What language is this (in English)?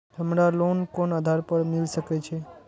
Maithili